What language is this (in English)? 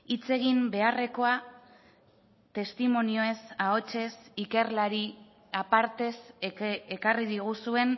Basque